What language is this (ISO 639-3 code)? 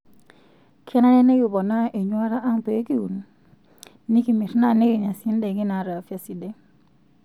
mas